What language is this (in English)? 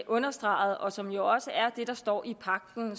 Danish